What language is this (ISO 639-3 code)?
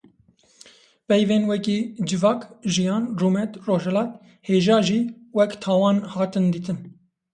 kur